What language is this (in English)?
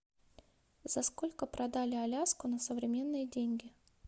Russian